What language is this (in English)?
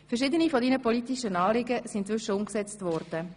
Swiss German